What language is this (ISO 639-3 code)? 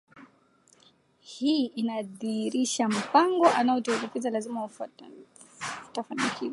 swa